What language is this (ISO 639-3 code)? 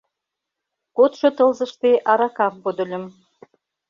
chm